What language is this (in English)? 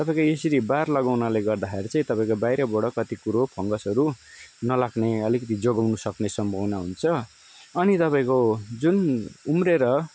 Nepali